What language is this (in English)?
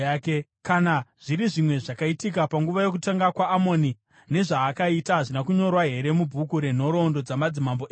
Shona